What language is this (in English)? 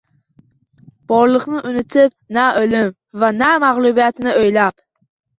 Uzbek